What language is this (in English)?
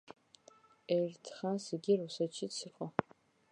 Georgian